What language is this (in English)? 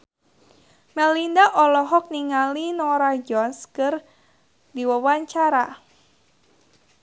Sundanese